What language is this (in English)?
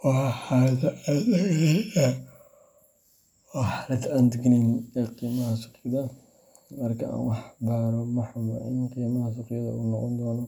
Somali